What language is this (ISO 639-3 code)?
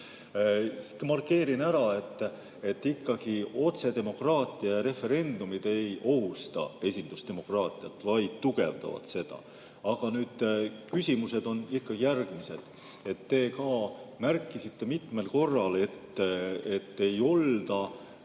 est